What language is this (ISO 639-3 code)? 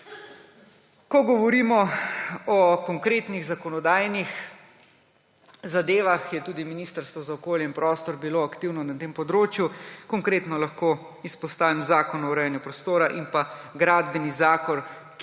slv